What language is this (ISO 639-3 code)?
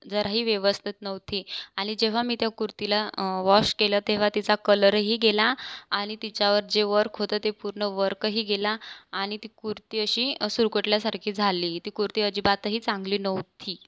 mar